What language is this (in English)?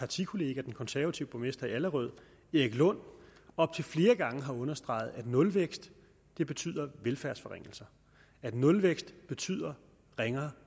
Danish